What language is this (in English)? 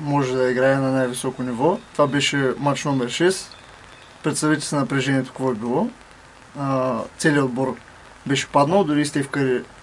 Bulgarian